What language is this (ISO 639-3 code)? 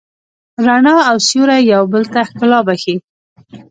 pus